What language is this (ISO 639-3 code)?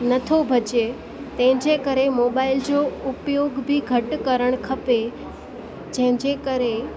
snd